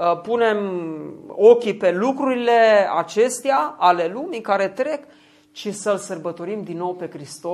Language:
Romanian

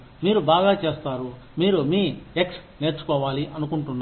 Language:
Telugu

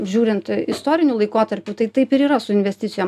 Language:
Lithuanian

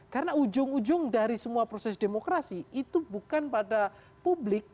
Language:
Indonesian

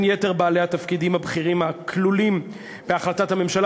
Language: Hebrew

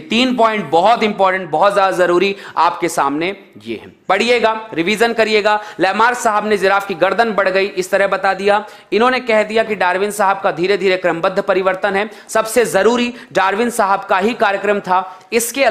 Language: Hindi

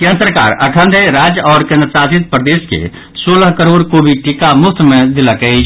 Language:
Maithili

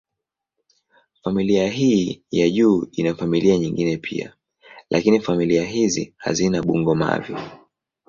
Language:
Swahili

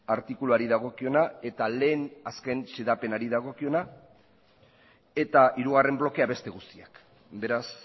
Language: Basque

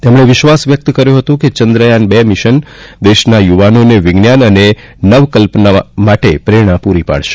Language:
Gujarati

